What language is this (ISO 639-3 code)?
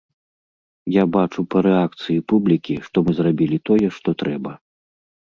bel